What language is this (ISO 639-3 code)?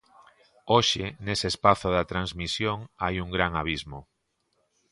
glg